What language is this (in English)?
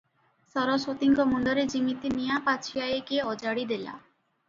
Odia